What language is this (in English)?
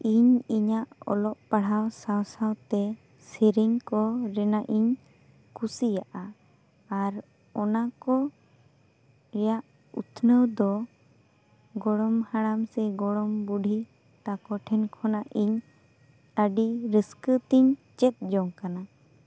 Santali